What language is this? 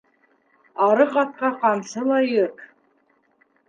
Bashkir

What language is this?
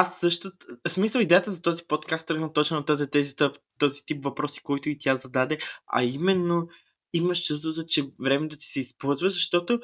Bulgarian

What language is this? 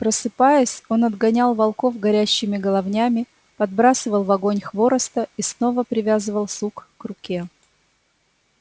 Russian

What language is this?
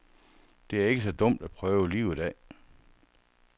Danish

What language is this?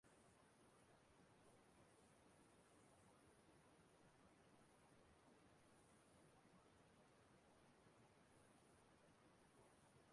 Igbo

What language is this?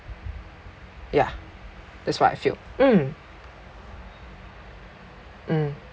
English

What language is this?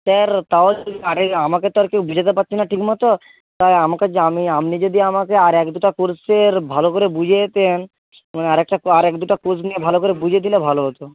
Bangla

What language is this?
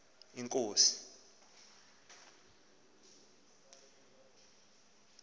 Xhosa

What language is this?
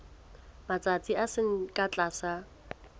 Southern Sotho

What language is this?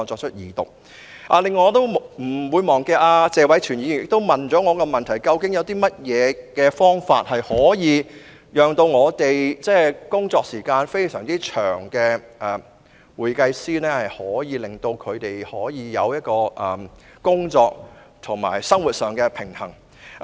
Cantonese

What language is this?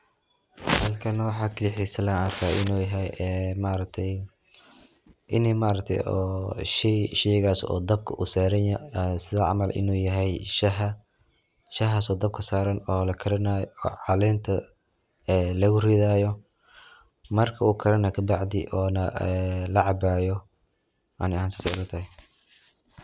Somali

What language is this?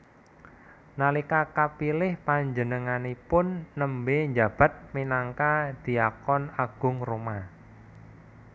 Javanese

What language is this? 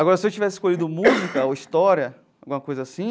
Portuguese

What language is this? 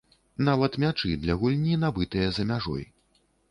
Belarusian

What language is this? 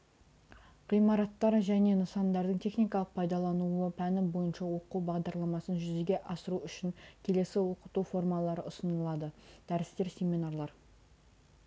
Kazakh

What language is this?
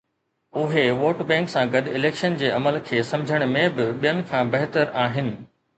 Sindhi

